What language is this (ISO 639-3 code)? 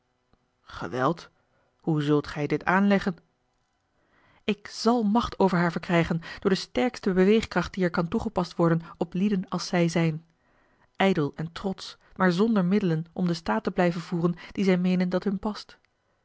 nld